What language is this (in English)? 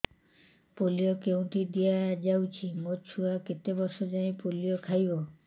Odia